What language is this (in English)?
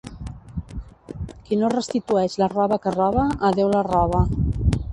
Catalan